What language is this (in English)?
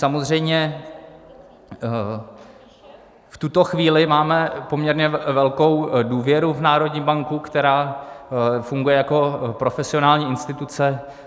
Czech